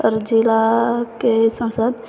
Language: Maithili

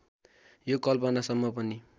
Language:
Nepali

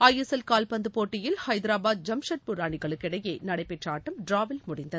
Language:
Tamil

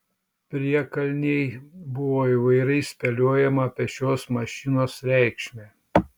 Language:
Lithuanian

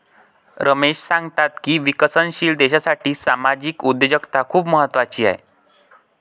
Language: Marathi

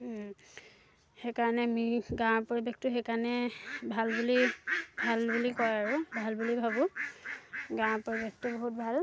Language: Assamese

